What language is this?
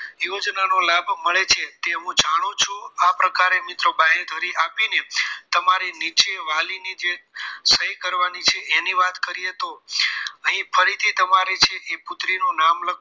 Gujarati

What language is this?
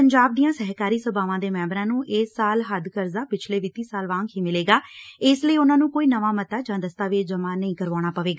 Punjabi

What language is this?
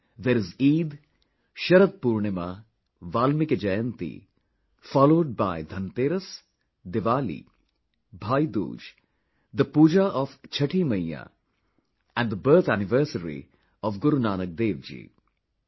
English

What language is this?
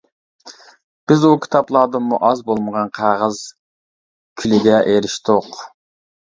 Uyghur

